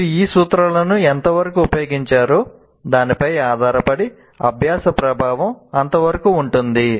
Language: Telugu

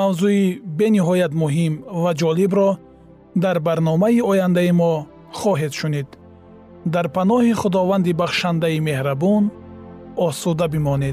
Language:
Persian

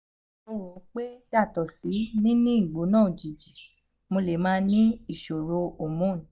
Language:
Yoruba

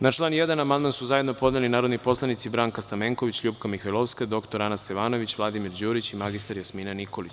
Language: Serbian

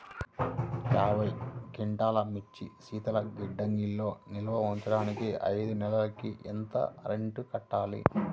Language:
Telugu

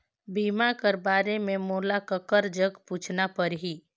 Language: Chhattisgarhi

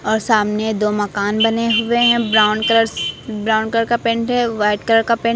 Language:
Hindi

